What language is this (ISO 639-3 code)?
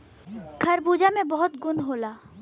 bho